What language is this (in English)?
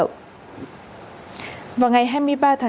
Vietnamese